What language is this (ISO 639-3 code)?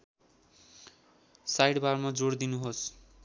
nep